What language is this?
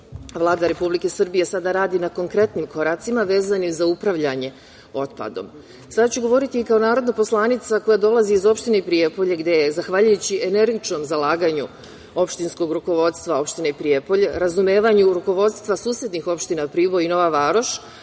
Serbian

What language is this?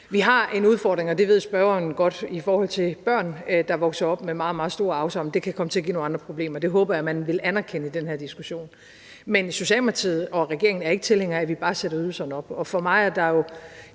Danish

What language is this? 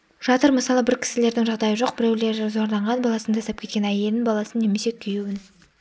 Kazakh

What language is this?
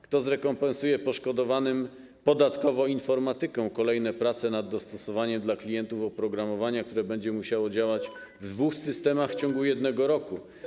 Polish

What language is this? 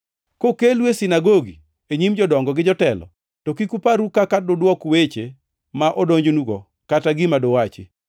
Luo (Kenya and Tanzania)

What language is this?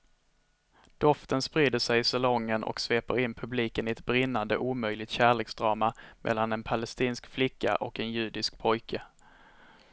Swedish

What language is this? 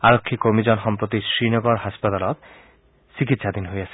Assamese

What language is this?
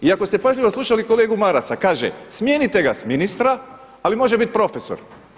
Croatian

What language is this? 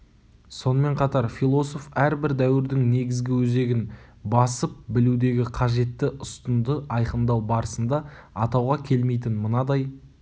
Kazakh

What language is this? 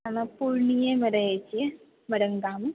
Maithili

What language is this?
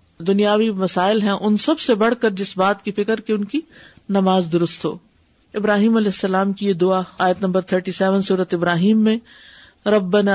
Urdu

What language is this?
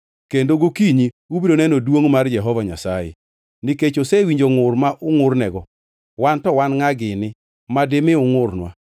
Luo (Kenya and Tanzania)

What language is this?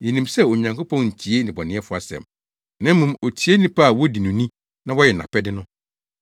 Akan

